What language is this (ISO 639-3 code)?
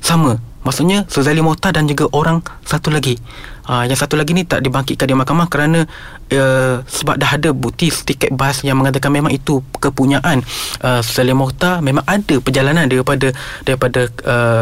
msa